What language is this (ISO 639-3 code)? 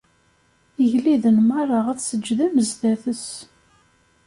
kab